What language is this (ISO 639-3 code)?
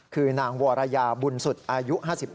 tha